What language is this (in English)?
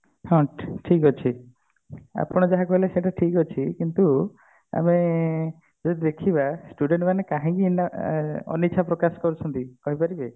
Odia